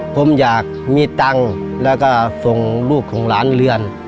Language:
Thai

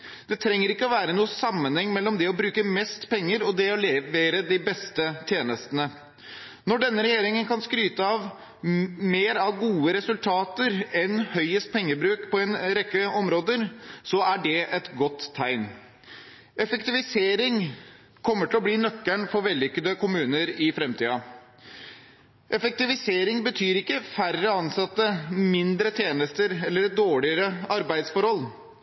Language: Norwegian Bokmål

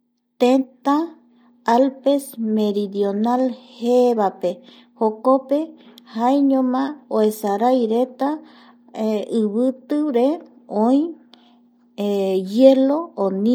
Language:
Eastern Bolivian Guaraní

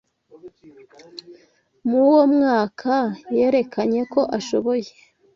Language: Kinyarwanda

